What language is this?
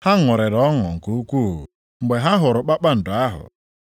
Igbo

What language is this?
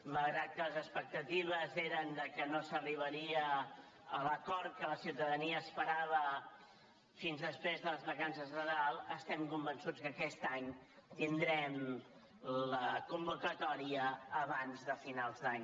Catalan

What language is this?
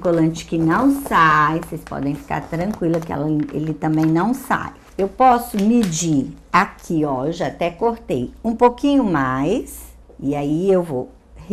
Portuguese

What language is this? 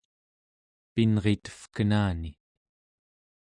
Central Yupik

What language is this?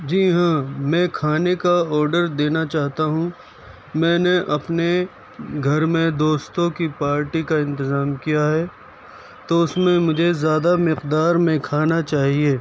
Urdu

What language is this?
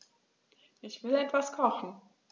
German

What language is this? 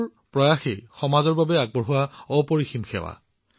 Assamese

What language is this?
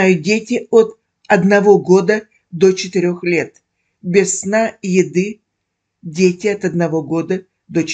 Russian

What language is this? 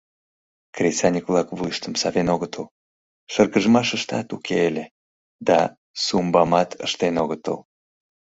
Mari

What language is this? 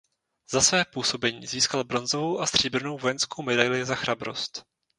Czech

